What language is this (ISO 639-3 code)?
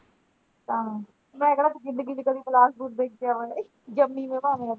pan